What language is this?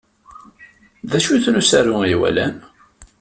Kabyle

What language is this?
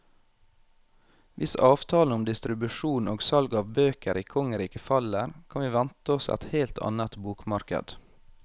Norwegian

